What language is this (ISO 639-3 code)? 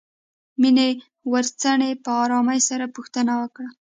pus